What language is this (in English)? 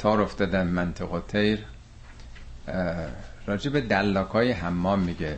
Persian